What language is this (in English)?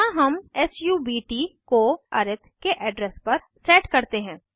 Hindi